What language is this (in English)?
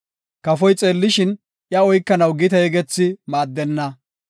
Gofa